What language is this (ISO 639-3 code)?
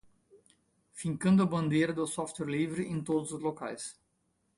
por